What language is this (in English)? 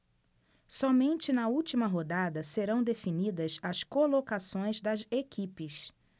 Portuguese